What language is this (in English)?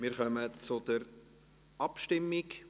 Swiss German